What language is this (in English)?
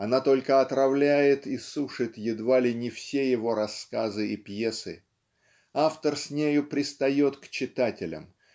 Russian